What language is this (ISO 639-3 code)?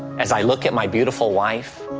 eng